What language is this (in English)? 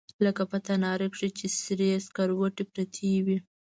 Pashto